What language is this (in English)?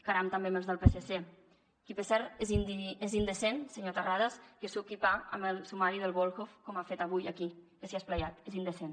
Catalan